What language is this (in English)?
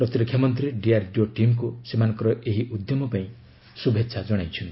Odia